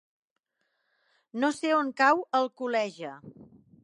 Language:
Catalan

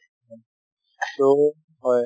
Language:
Assamese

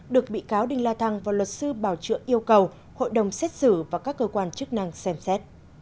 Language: Vietnamese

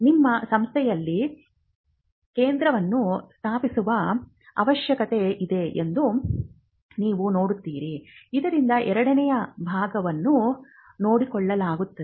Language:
Kannada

